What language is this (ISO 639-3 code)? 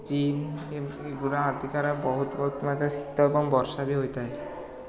ori